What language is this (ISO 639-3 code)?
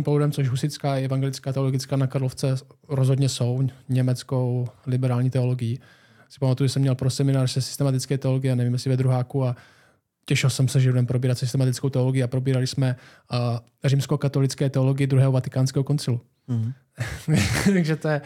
ces